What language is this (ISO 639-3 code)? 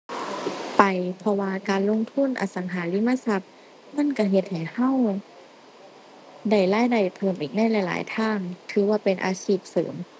tha